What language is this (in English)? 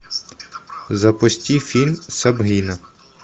Russian